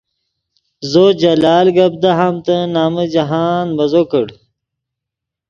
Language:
Yidgha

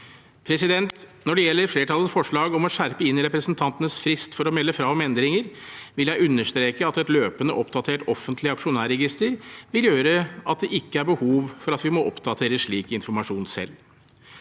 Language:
Norwegian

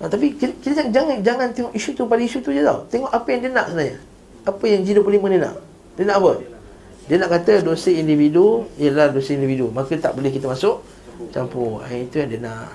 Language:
Malay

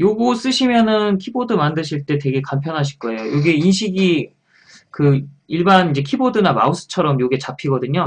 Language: Korean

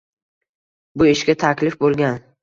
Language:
Uzbek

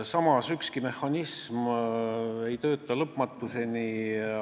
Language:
Estonian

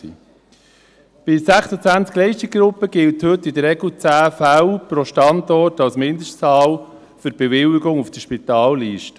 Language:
Swiss German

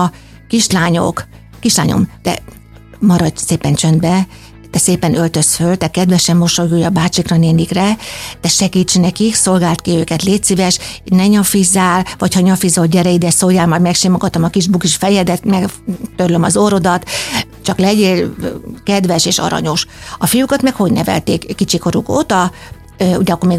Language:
Hungarian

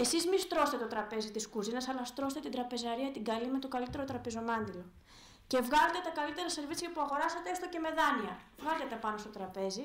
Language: Greek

